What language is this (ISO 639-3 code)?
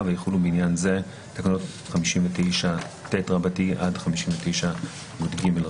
heb